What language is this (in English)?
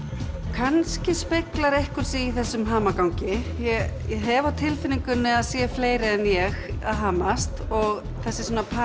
Icelandic